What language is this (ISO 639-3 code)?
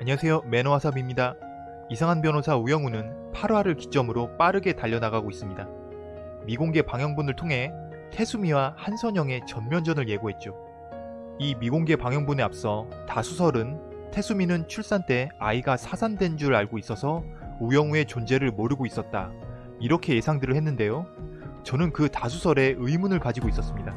kor